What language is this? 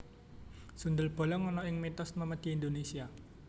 Javanese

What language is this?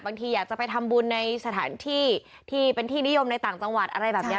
Thai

